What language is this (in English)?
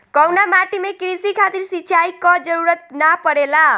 Bhojpuri